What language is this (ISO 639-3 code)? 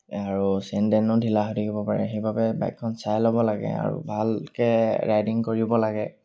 asm